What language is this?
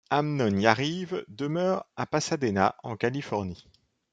French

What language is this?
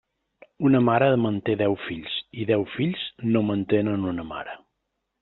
Catalan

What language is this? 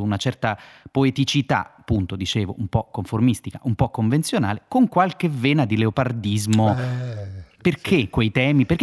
Italian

